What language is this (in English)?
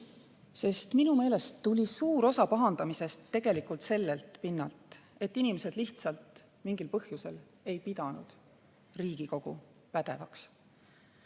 Estonian